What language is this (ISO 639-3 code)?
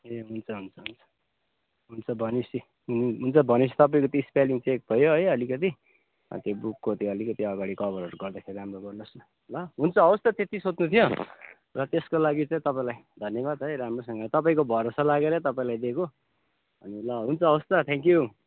nep